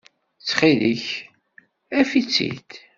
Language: Kabyle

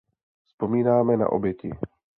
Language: Czech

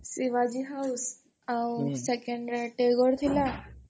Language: Odia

